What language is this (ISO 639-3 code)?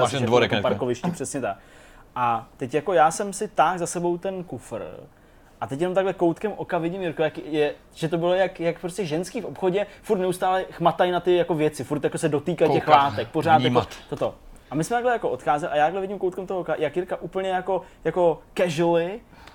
ces